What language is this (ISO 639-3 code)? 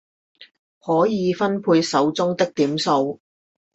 zho